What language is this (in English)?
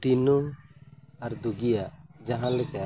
Santali